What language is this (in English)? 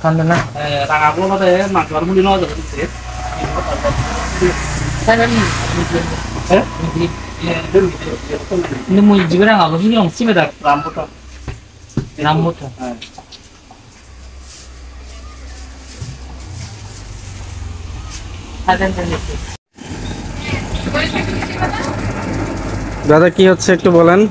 Vietnamese